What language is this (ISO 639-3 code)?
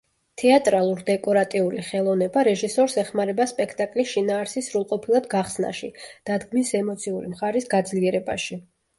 kat